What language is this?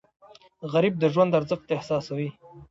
Pashto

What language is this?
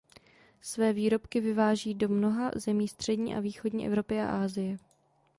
Czech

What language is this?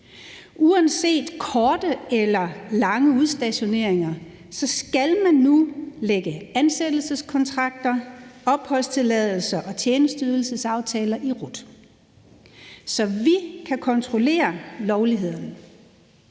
Danish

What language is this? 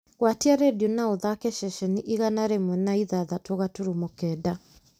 Kikuyu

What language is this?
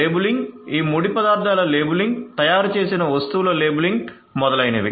Telugu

